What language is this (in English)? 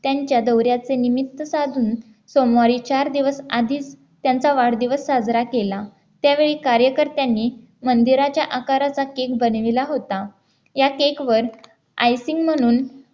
Marathi